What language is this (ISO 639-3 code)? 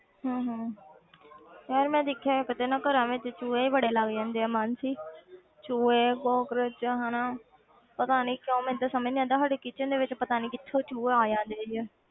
pan